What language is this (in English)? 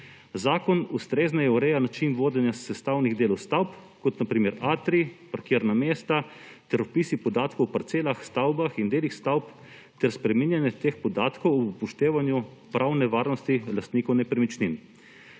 Slovenian